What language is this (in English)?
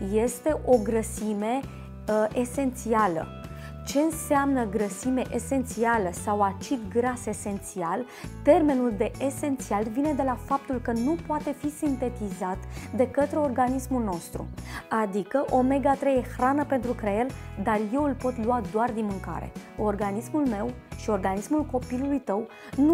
Romanian